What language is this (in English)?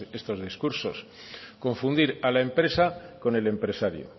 Spanish